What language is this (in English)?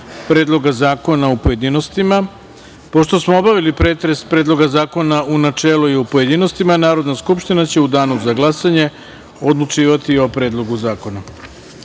Serbian